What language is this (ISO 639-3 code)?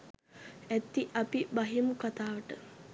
sin